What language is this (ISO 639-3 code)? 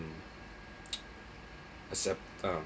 eng